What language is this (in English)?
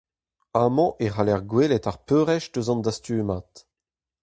Breton